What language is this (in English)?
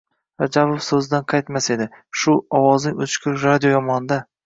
Uzbek